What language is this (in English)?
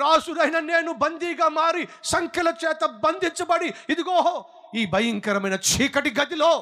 Telugu